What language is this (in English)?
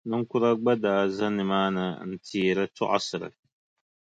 Dagbani